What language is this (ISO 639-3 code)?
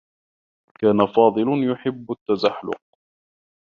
ara